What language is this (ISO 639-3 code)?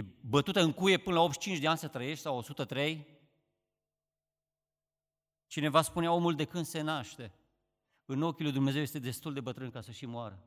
ron